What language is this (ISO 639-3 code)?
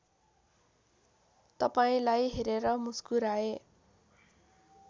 nep